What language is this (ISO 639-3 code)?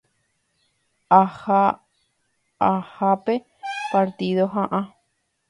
grn